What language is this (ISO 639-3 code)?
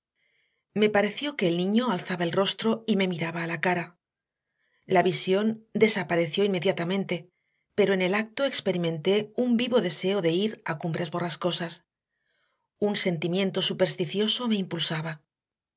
spa